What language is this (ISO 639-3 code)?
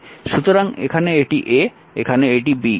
ben